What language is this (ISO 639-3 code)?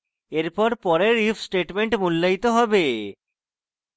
ben